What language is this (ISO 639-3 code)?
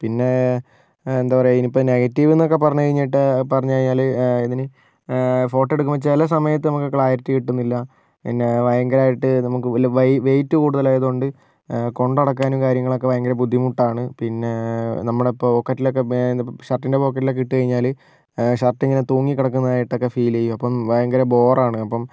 mal